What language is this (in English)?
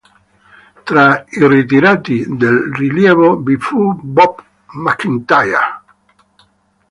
Italian